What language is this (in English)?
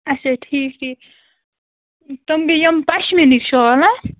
Kashmiri